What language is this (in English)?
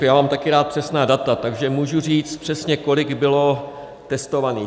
Czech